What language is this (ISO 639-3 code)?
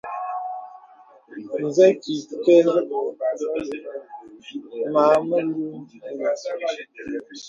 beb